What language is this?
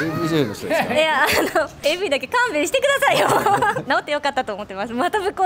Japanese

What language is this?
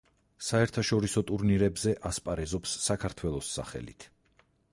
Georgian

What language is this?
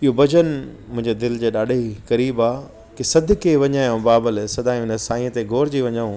Sindhi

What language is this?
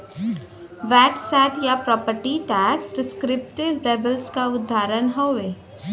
Bhojpuri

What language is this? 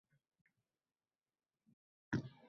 Uzbek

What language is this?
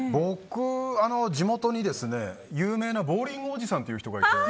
Japanese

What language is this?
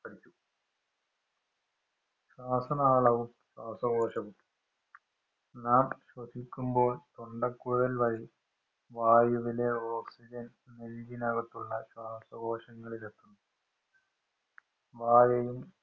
Malayalam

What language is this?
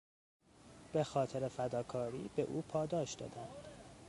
Persian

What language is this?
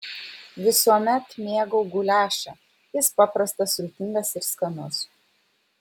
Lithuanian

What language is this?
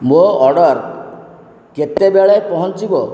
Odia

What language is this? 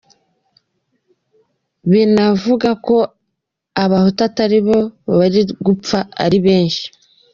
Kinyarwanda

